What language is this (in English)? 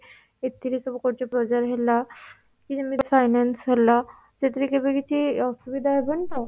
Odia